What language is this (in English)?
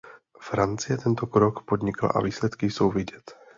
Czech